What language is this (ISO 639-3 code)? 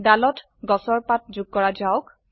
asm